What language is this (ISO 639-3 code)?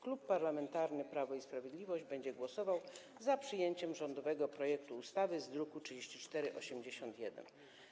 pol